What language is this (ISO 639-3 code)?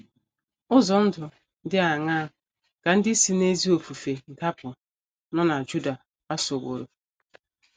ibo